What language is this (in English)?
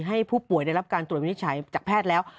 Thai